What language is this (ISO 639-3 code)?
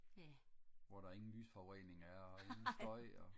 dan